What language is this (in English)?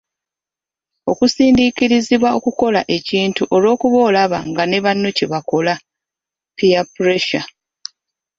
Ganda